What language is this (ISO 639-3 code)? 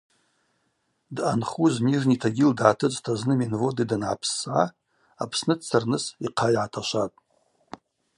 abq